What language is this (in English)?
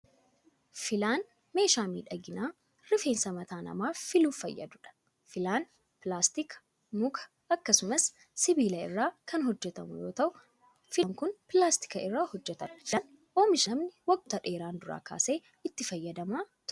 Oromo